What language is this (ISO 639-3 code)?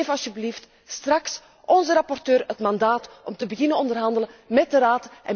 nld